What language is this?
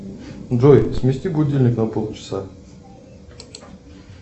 Russian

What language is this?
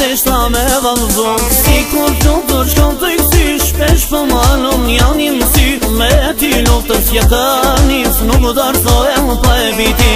Turkish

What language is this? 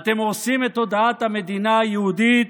Hebrew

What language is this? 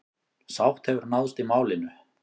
Icelandic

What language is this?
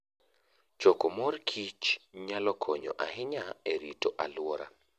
Luo (Kenya and Tanzania)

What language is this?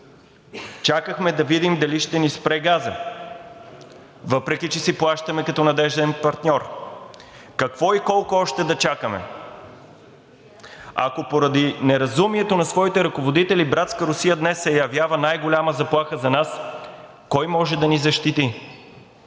Bulgarian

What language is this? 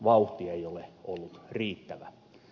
Finnish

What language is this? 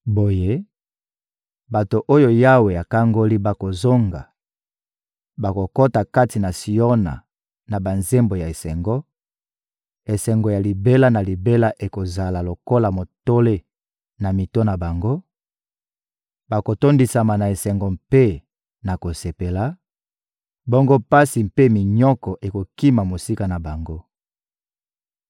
Lingala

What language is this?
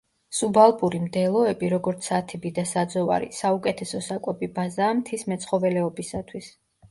Georgian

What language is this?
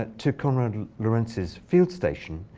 English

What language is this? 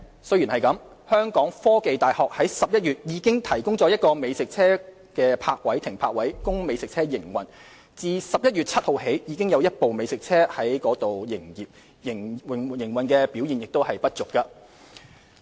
Cantonese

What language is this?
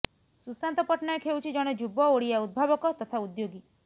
Odia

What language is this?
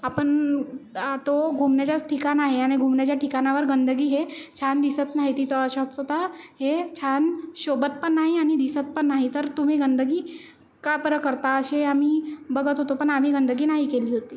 Marathi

